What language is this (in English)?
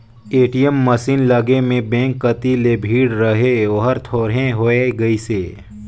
Chhattisgarhi